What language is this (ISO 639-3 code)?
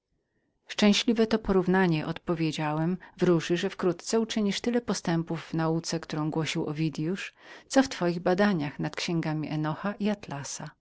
pol